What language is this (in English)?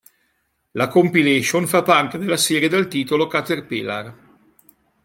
Italian